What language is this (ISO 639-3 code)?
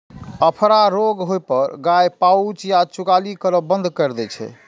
mai